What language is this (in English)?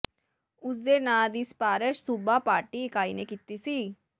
Punjabi